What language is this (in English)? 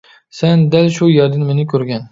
Uyghur